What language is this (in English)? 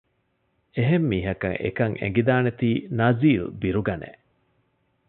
Divehi